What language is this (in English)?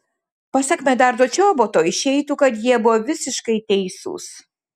Lithuanian